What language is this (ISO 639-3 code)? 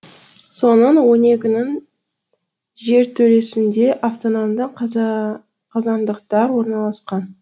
kaz